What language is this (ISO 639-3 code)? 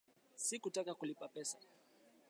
swa